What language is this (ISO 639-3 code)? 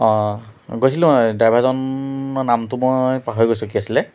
asm